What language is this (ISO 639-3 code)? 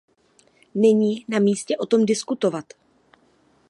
ces